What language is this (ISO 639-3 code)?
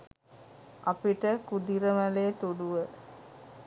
sin